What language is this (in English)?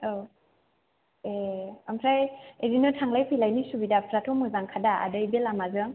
Bodo